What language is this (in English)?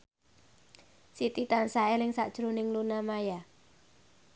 Javanese